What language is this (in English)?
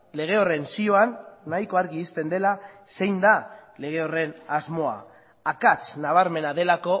Basque